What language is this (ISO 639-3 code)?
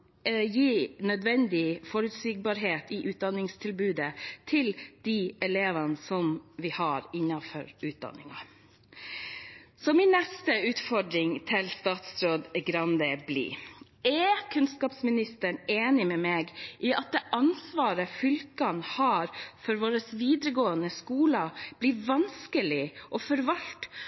nob